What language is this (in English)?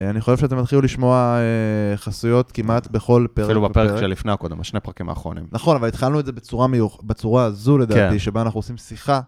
Hebrew